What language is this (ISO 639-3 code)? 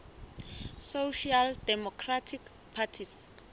sot